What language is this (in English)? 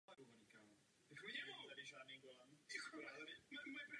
Czech